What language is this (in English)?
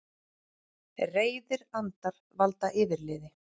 Icelandic